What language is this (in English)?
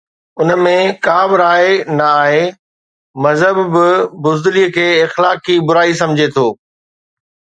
Sindhi